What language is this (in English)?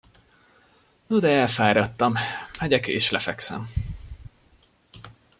Hungarian